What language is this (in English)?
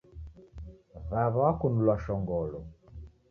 Taita